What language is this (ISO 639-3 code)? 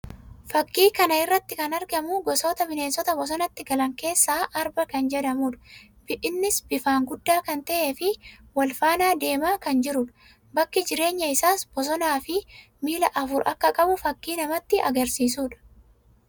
orm